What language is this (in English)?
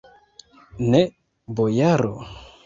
Esperanto